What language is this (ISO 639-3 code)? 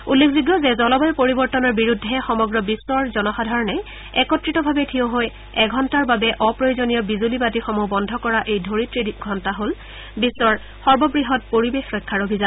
asm